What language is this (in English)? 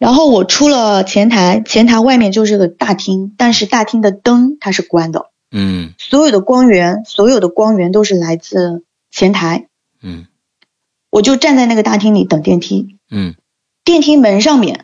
Chinese